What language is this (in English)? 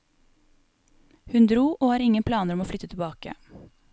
Norwegian